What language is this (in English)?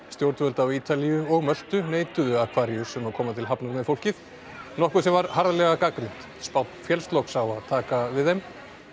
Icelandic